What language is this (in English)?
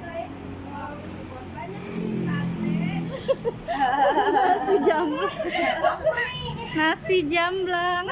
Indonesian